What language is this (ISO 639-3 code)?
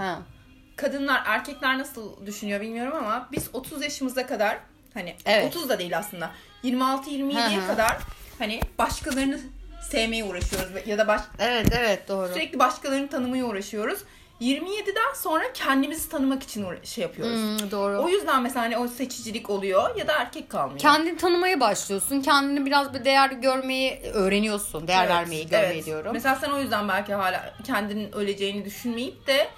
tur